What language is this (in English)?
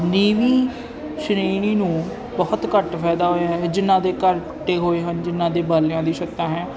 Punjabi